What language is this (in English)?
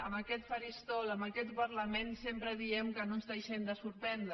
Catalan